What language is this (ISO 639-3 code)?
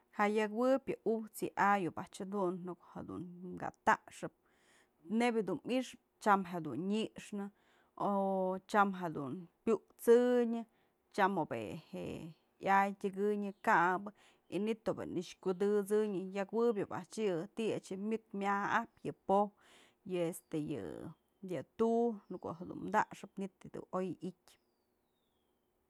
mzl